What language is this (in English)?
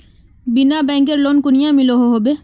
Magahi